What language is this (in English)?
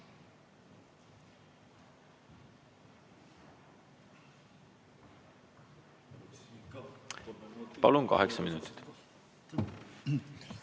Estonian